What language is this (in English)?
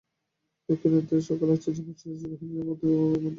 Bangla